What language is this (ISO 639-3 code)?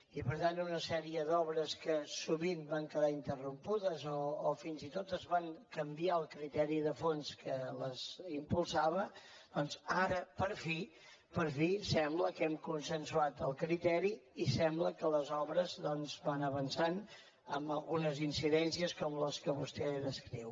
cat